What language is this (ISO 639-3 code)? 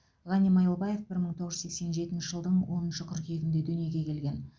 kaz